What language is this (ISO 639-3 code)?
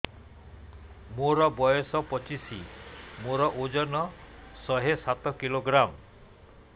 ori